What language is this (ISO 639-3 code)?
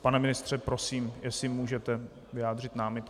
ces